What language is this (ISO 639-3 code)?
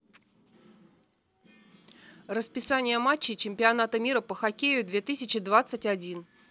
rus